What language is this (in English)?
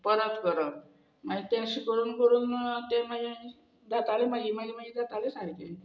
Konkani